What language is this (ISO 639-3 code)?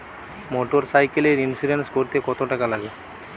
ben